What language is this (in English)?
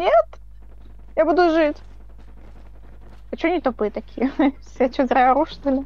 Russian